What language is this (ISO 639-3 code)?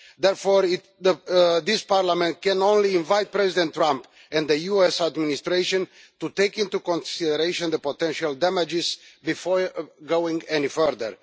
eng